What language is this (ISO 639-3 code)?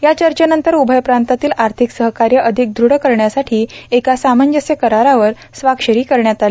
mar